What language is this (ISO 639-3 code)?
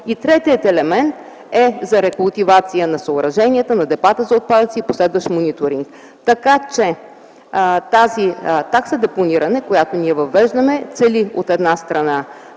bul